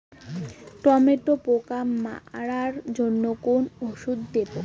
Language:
Bangla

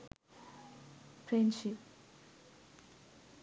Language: Sinhala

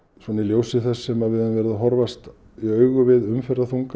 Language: Icelandic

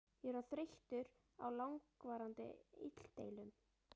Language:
Icelandic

